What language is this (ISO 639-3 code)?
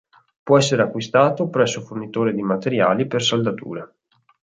ita